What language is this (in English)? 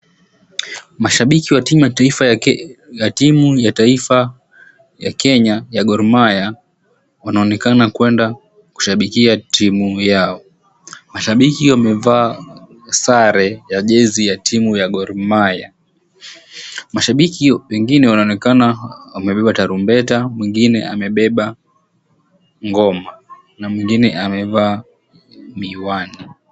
Swahili